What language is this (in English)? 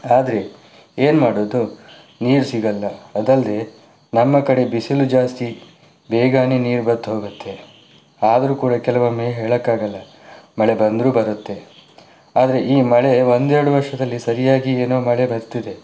Kannada